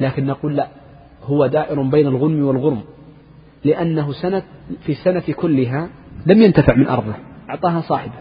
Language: Arabic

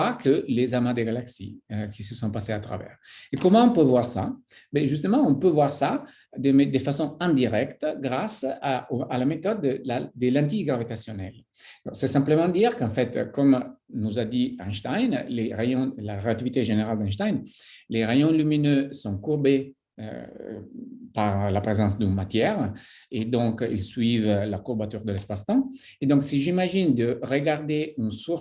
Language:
French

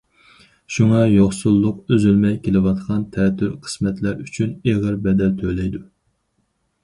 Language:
Uyghur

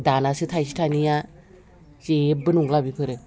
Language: Bodo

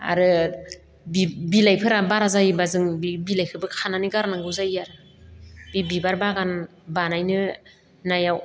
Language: Bodo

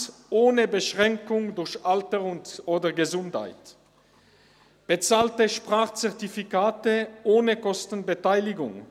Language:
Swiss German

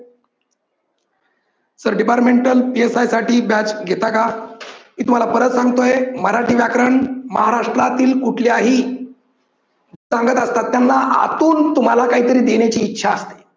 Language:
Marathi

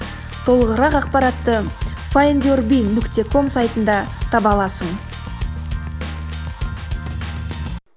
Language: Kazakh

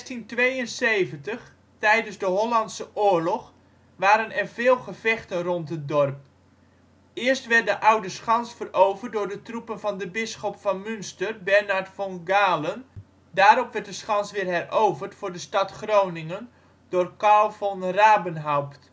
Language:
Dutch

